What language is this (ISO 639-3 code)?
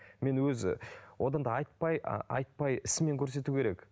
kaz